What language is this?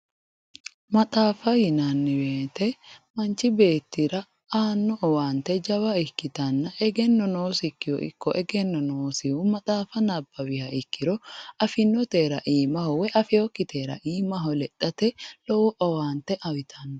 Sidamo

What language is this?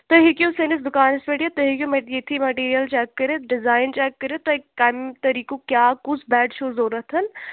Kashmiri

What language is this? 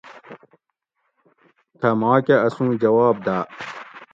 Gawri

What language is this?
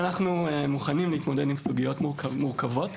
Hebrew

